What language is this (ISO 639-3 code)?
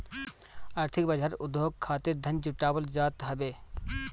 bho